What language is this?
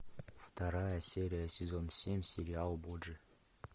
Russian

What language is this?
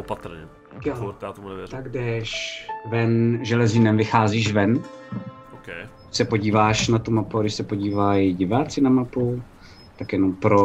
Czech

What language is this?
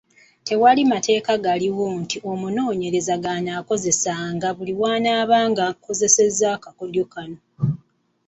Ganda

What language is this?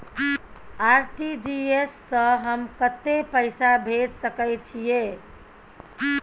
Maithili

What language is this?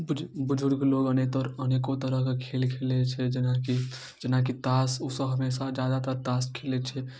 Maithili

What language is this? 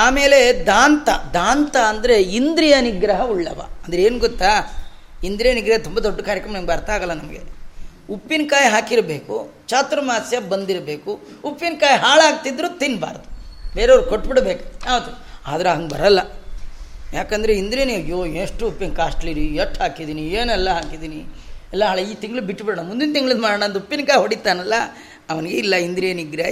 Kannada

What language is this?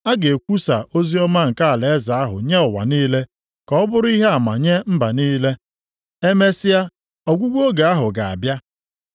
Igbo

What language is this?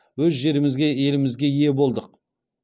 Kazakh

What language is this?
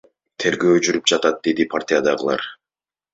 Kyrgyz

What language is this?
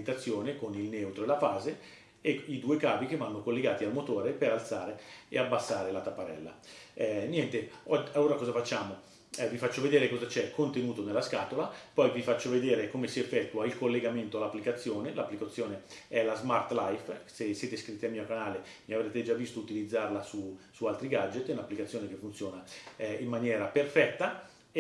Italian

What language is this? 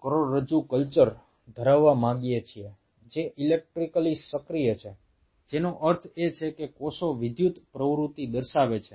Gujarati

